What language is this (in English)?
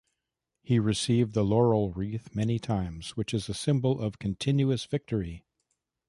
English